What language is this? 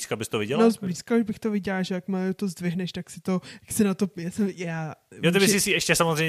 Czech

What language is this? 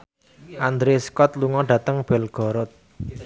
Javanese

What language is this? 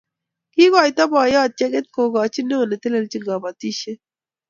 Kalenjin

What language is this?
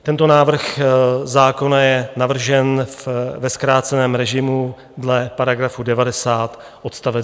Czech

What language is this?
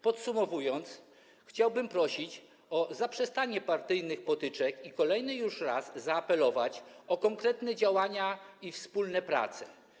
Polish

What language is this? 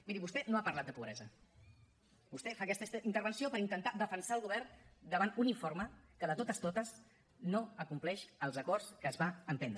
Catalan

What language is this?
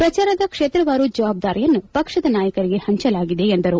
Kannada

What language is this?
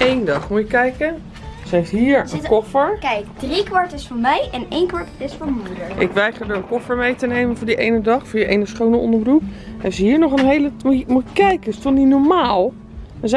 Dutch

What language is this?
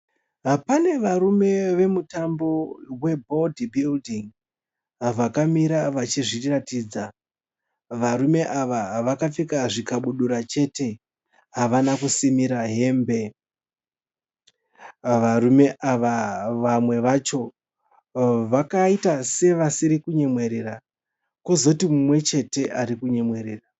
Shona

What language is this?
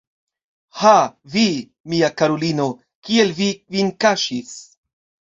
Esperanto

